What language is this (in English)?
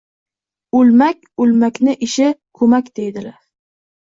Uzbek